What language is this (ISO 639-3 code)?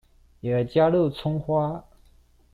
zho